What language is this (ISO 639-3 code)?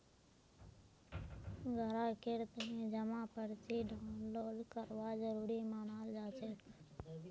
mag